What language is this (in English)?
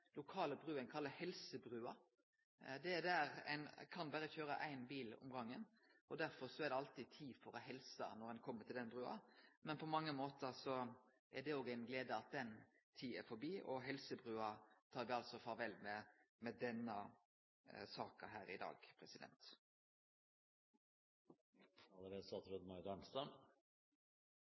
Norwegian